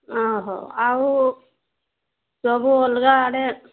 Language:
Odia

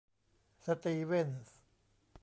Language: Thai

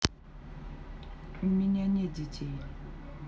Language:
Russian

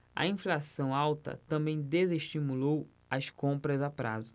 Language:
Portuguese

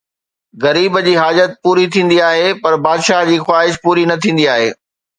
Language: Sindhi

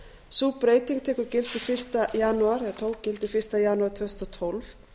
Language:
Icelandic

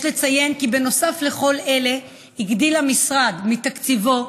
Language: Hebrew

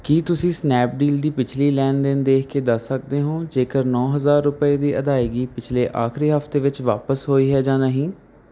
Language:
Punjabi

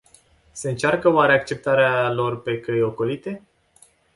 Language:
Romanian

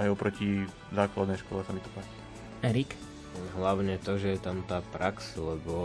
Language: Slovak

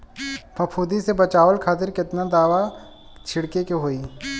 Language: Bhojpuri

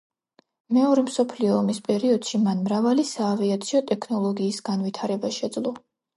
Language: Georgian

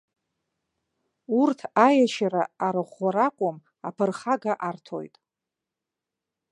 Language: Abkhazian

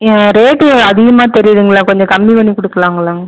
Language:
Tamil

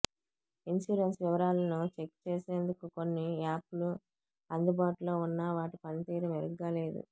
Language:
Telugu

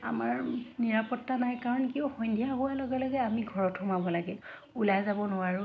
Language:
Assamese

